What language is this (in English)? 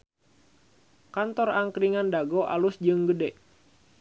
Sundanese